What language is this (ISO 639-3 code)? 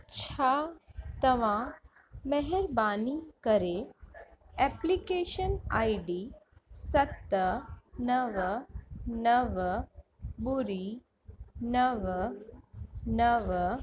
snd